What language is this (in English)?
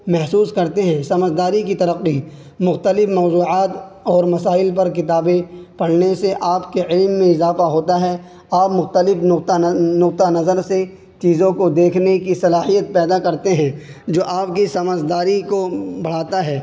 Urdu